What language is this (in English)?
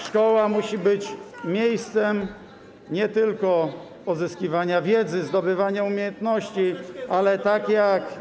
Polish